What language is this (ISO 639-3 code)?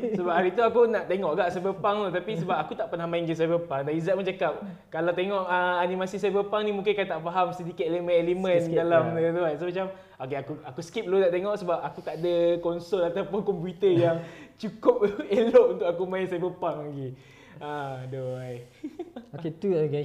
msa